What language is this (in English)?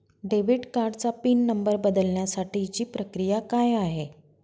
Marathi